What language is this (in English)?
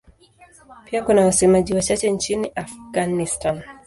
Swahili